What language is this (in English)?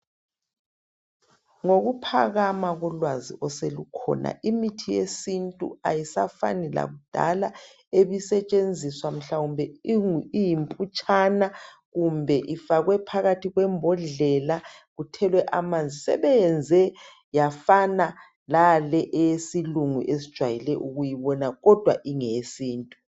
North Ndebele